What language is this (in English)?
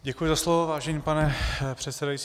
Czech